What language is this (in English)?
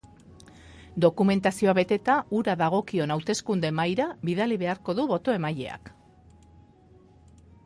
Basque